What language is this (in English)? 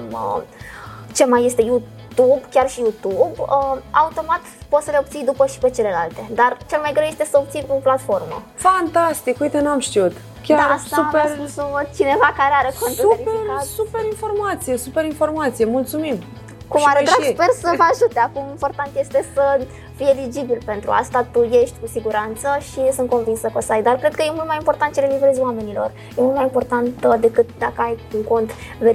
Romanian